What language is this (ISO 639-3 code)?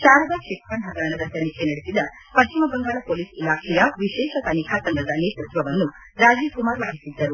kan